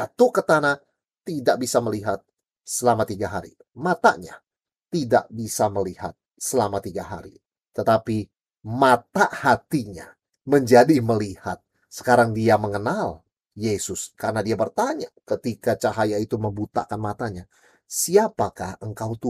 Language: Indonesian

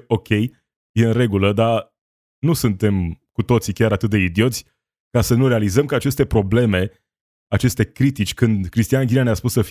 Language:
Romanian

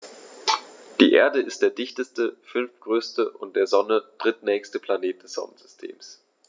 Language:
German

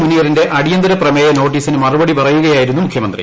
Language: Malayalam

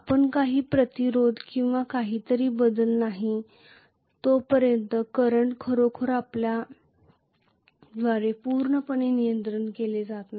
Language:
Marathi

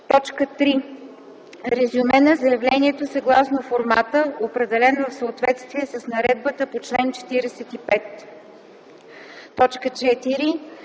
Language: Bulgarian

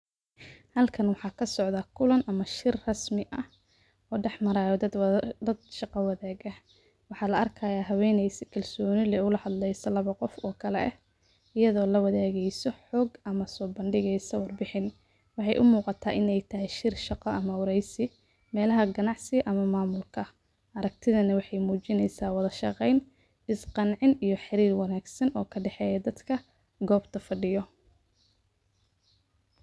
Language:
Somali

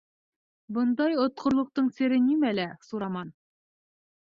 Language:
Bashkir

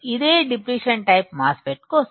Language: Telugu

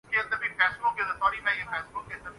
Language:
Urdu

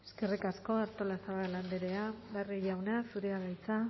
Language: Basque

